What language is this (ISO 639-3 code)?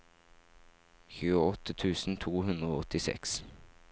nor